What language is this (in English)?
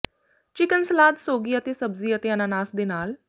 Punjabi